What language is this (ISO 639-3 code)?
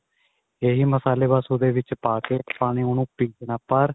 pan